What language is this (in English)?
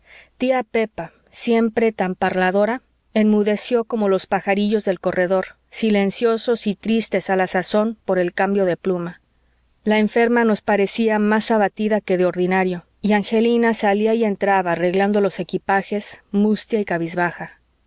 Spanish